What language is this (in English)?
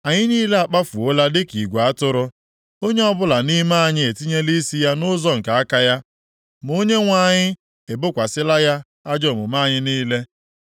Igbo